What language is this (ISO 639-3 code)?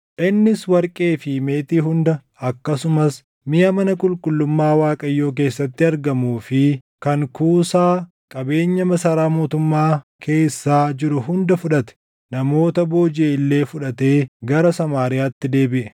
orm